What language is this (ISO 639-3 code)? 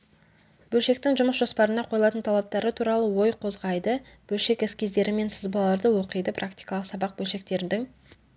kaz